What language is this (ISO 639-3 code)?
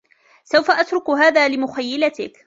ara